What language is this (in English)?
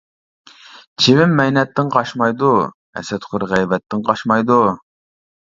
Uyghur